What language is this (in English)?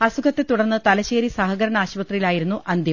Malayalam